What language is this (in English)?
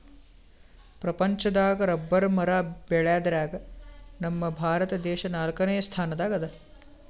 Kannada